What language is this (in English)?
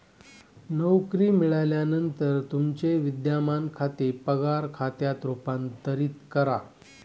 Marathi